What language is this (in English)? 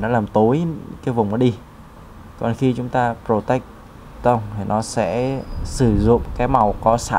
Vietnamese